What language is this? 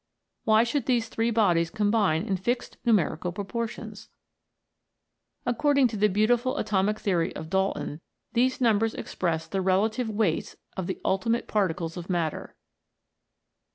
English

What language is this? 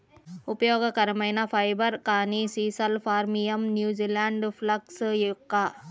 Telugu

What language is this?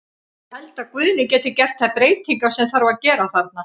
Icelandic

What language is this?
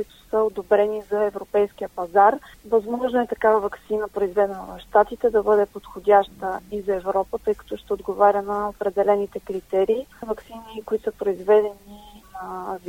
Bulgarian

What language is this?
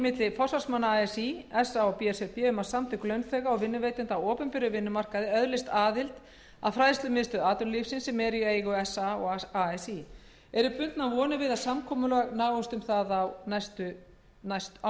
Icelandic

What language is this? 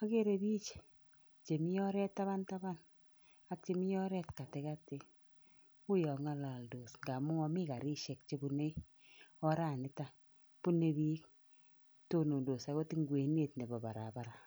Kalenjin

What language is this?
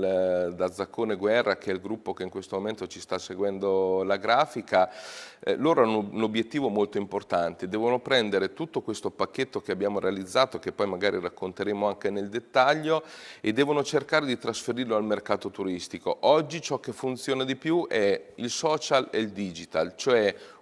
Italian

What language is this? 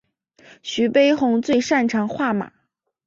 Chinese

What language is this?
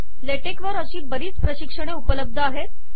Marathi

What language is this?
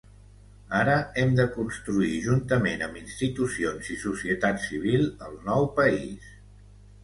Catalan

